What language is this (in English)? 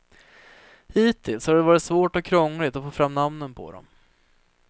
Swedish